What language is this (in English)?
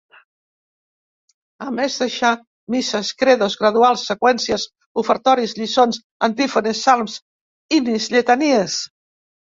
Catalan